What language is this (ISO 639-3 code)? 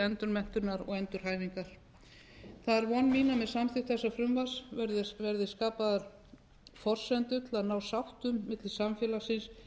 isl